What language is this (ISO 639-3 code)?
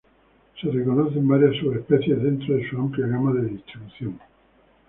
spa